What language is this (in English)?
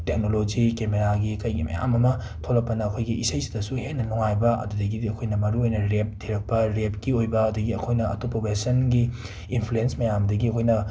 Manipuri